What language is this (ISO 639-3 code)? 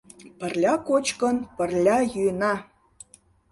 chm